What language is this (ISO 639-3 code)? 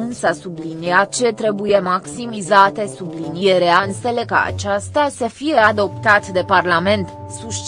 ron